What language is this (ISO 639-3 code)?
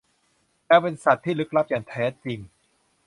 tha